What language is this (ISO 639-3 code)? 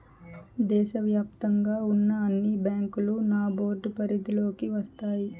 tel